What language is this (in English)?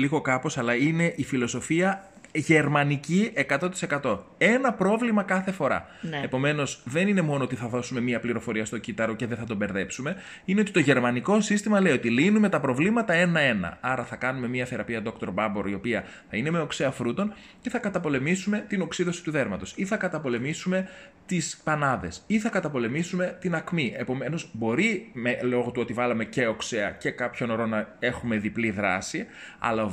Greek